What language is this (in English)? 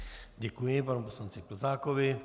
Czech